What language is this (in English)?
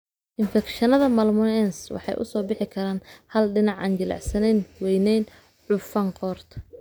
Somali